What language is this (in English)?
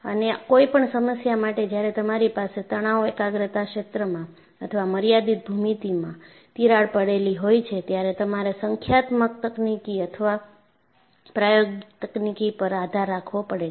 Gujarati